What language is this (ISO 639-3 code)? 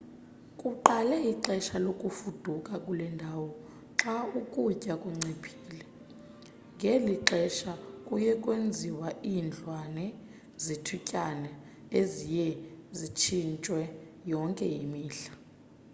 xho